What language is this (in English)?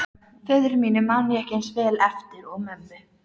Icelandic